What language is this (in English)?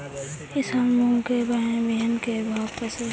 Magahi